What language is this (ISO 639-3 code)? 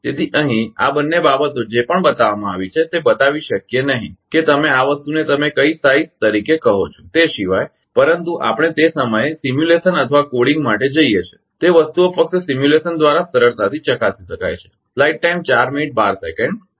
guj